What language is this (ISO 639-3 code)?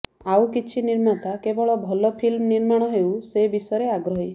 ori